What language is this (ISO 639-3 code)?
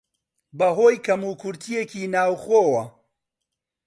ckb